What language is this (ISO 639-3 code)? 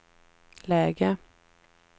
swe